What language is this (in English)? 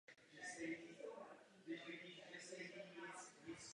Czech